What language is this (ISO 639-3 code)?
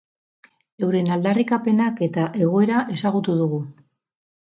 eus